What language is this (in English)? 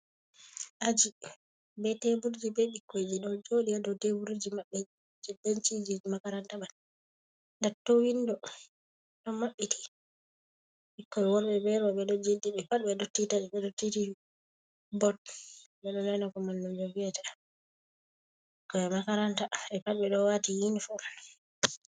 Fula